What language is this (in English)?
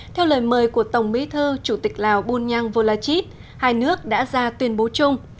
Vietnamese